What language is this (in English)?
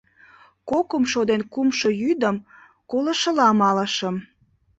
Mari